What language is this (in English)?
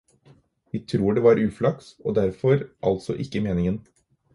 Norwegian Bokmål